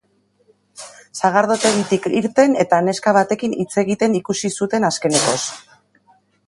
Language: Basque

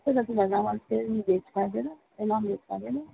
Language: Nepali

